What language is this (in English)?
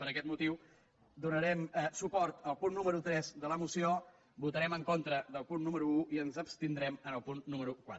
Catalan